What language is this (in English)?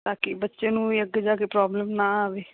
Punjabi